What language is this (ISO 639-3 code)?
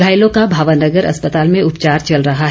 hin